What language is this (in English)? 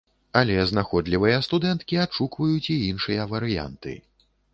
Belarusian